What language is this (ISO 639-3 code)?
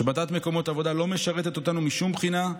heb